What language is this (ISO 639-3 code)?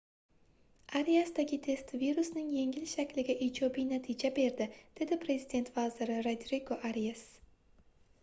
uzb